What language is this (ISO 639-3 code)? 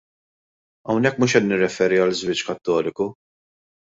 mlt